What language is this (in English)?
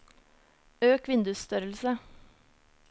Norwegian